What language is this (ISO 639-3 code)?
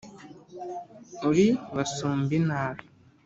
kin